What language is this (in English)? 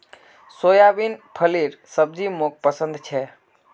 Magahi